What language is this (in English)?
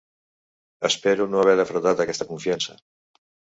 Catalan